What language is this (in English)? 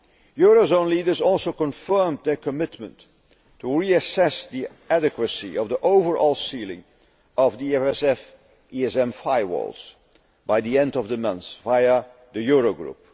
English